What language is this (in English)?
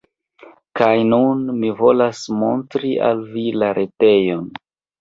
Esperanto